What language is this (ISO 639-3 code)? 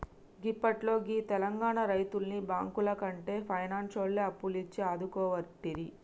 tel